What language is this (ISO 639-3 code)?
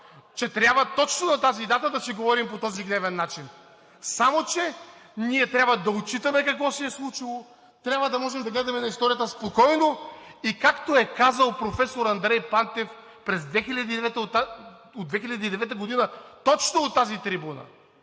bul